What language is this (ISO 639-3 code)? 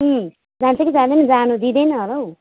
nep